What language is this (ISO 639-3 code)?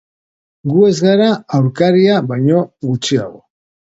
eus